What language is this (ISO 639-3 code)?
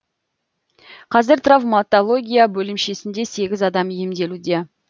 kaz